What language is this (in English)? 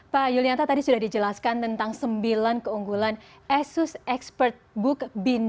Indonesian